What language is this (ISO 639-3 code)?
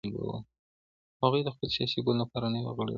pus